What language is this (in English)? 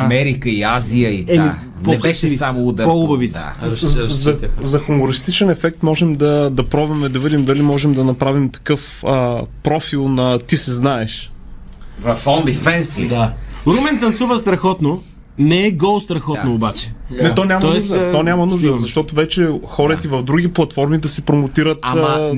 Bulgarian